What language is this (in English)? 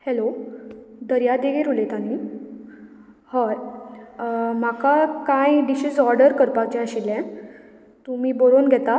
Konkani